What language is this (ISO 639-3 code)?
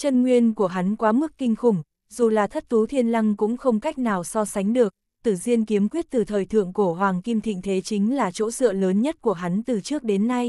vie